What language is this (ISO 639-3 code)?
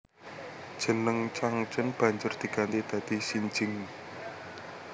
jav